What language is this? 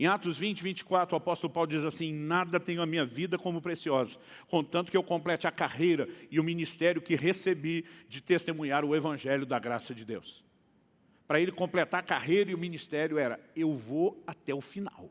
Portuguese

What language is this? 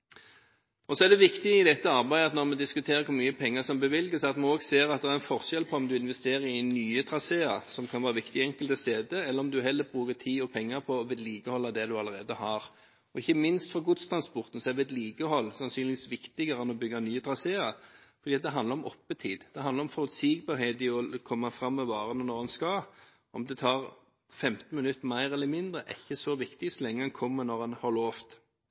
Norwegian Bokmål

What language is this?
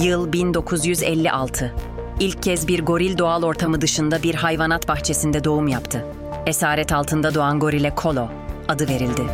Turkish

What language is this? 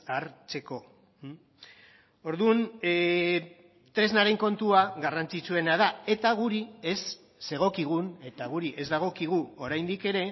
Basque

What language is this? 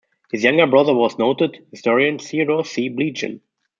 English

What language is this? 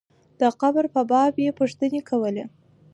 Pashto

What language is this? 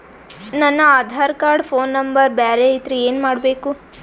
Kannada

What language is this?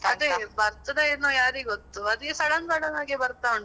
Kannada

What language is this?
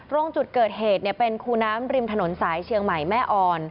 Thai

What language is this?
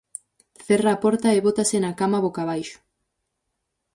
Galician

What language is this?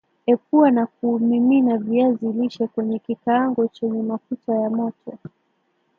Swahili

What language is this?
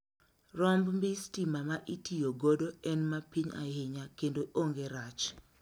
Luo (Kenya and Tanzania)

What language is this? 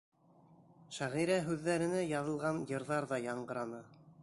Bashkir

